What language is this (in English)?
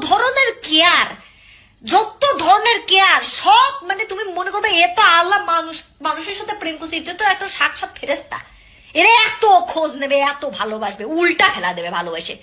Bangla